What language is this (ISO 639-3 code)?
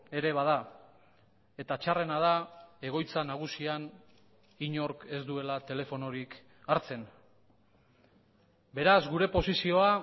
eus